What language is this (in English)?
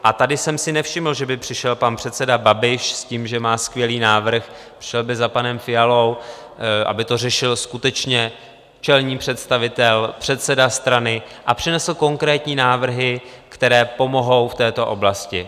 Czech